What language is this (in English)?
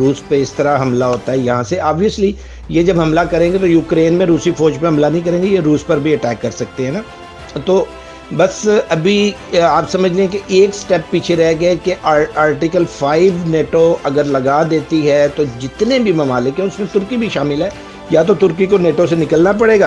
Urdu